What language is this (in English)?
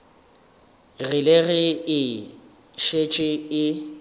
Northern Sotho